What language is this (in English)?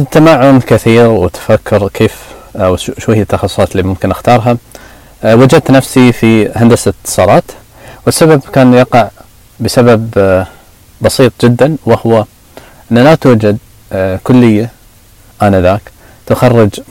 Arabic